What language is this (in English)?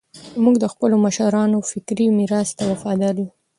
Pashto